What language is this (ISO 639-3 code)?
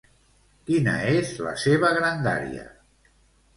cat